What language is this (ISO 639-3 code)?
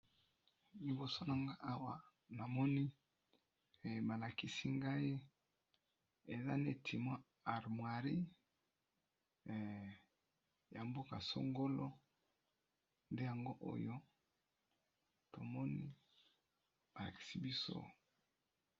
lin